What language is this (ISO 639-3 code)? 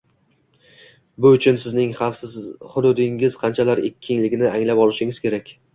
uzb